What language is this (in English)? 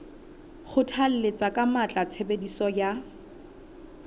Southern Sotho